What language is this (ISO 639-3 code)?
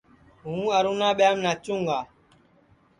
ssi